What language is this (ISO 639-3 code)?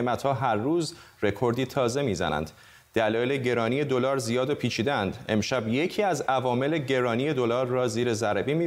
fas